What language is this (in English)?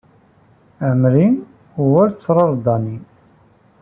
Kabyle